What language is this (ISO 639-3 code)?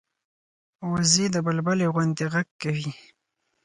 pus